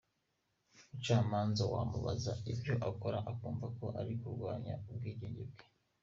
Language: Kinyarwanda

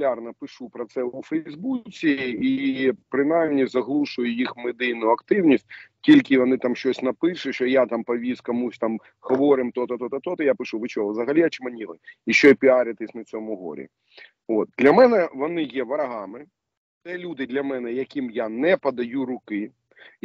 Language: Ukrainian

